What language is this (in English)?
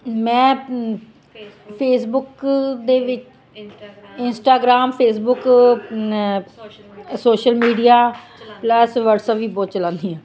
Punjabi